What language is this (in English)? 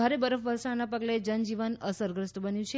Gujarati